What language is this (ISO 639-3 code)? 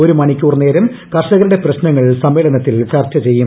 mal